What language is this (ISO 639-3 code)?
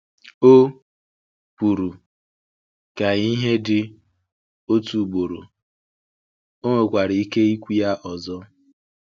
ibo